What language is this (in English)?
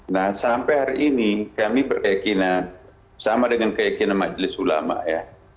Indonesian